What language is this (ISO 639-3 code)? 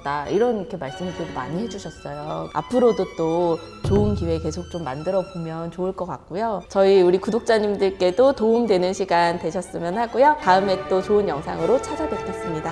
kor